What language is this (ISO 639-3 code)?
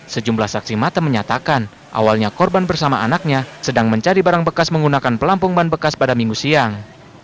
ind